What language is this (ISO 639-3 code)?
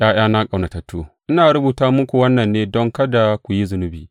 hau